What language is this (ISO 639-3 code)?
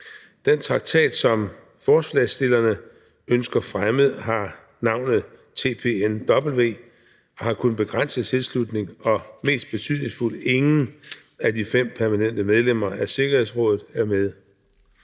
dan